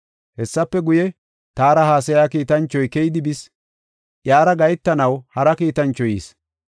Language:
Gofa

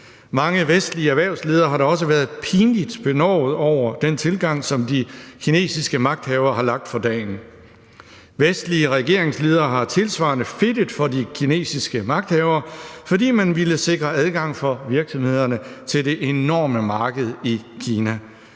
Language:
Danish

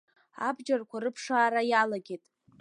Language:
Abkhazian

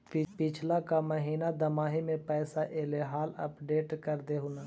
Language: Magahi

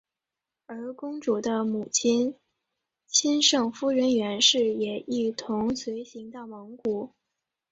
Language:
Chinese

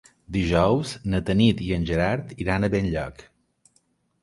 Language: Catalan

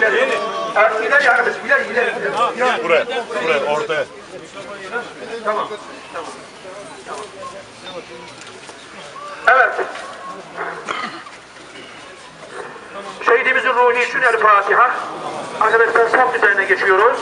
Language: Turkish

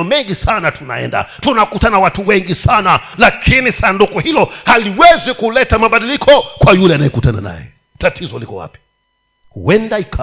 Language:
Swahili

